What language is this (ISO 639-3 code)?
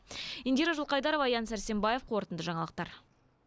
kaz